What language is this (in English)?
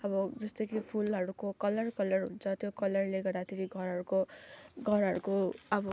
Nepali